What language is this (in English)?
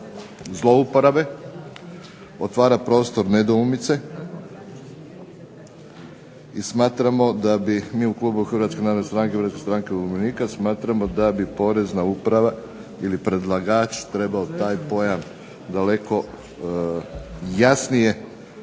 Croatian